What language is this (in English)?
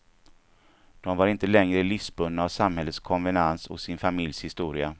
Swedish